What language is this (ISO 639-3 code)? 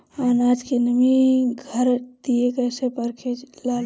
bho